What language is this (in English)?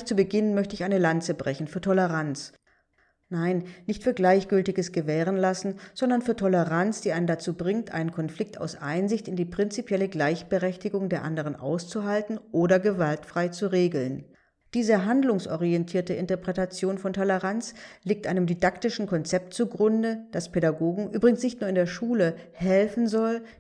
German